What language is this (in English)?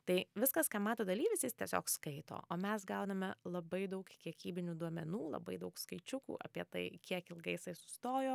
Lithuanian